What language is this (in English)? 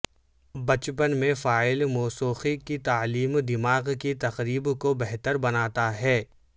Urdu